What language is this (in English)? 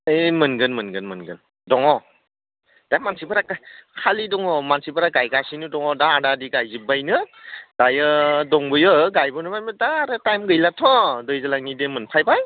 Bodo